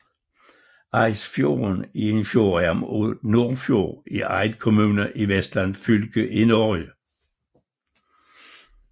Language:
Danish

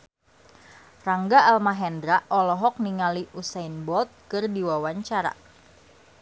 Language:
Sundanese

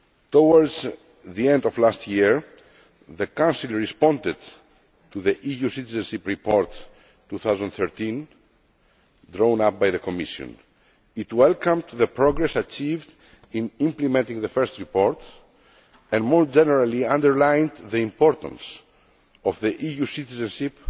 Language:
English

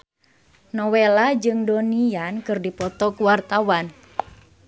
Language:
Sundanese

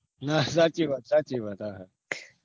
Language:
Gujarati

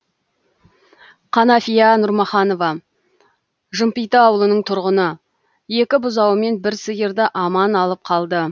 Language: Kazakh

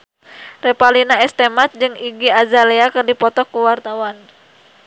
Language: Sundanese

